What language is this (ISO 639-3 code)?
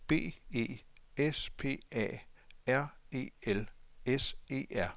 dan